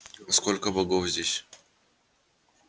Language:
Russian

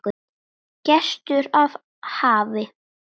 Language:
Icelandic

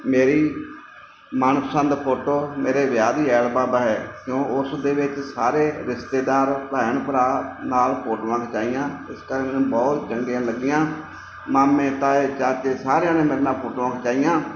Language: Punjabi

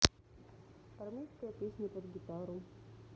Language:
Russian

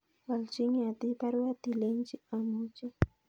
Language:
Kalenjin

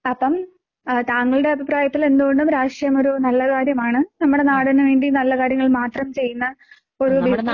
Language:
Malayalam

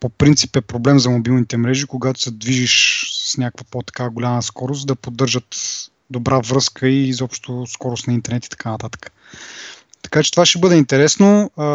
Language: Bulgarian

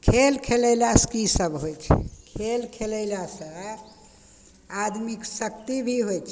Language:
Maithili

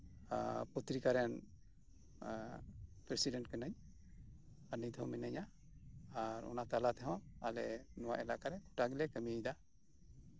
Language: Santali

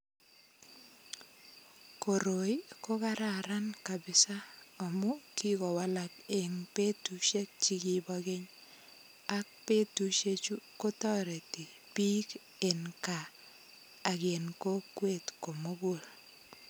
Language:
Kalenjin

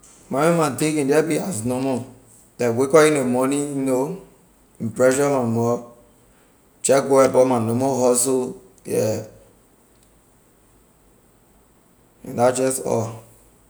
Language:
Liberian English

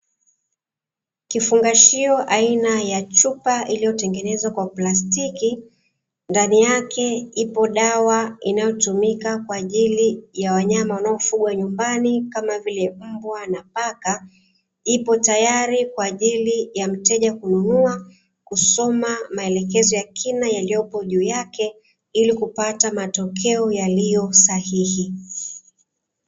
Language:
Swahili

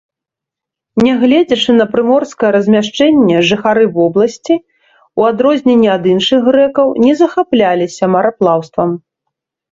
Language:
Belarusian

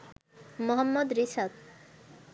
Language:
Bangla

